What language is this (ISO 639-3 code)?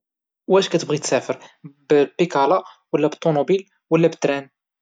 ary